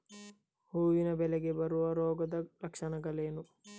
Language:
Kannada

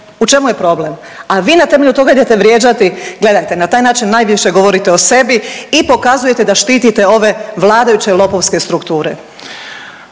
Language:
Croatian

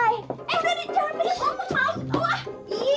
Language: Indonesian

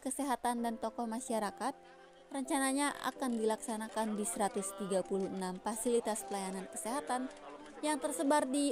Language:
Indonesian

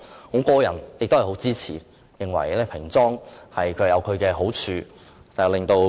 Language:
Cantonese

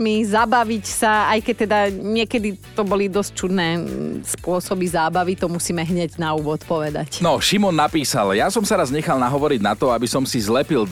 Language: Slovak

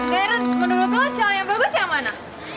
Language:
Indonesian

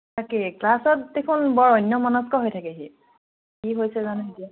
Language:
Assamese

